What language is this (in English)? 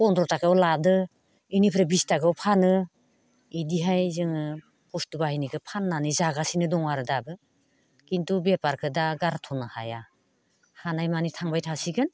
Bodo